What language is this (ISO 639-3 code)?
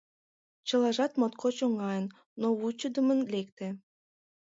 chm